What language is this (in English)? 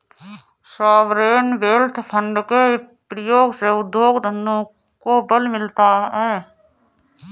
Hindi